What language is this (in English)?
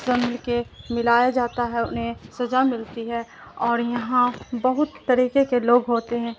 Urdu